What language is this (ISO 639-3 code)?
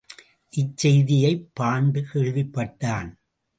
tam